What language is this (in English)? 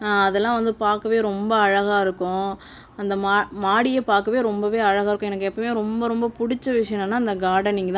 Tamil